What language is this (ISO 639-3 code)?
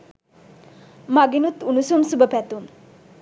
sin